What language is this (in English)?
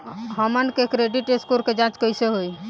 Bhojpuri